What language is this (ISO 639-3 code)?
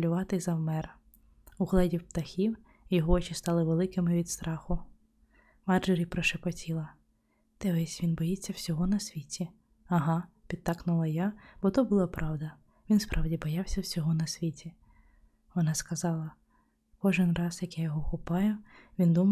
ukr